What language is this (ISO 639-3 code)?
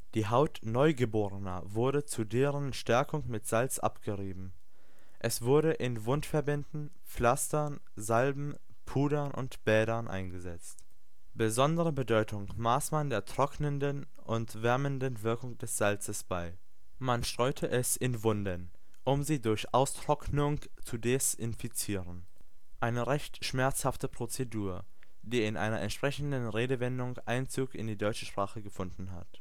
deu